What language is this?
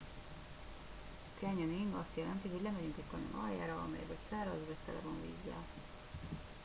Hungarian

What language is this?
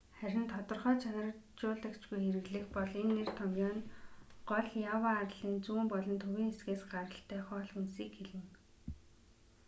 Mongolian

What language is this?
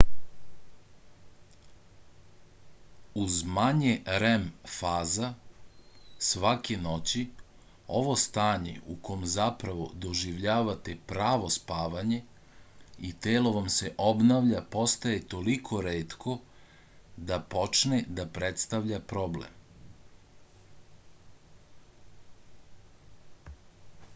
Serbian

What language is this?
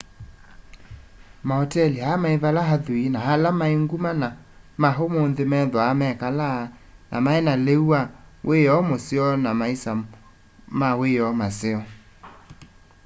Kamba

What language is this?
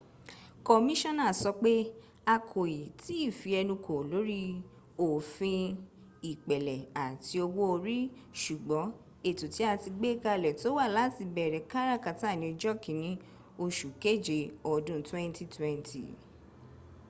Yoruba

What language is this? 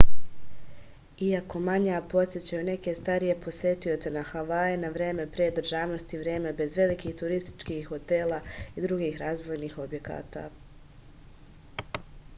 Serbian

